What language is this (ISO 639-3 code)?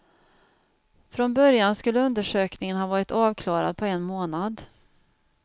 swe